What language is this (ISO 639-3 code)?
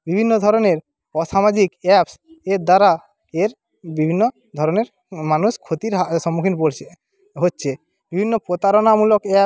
ben